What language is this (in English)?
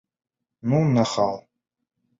Bashkir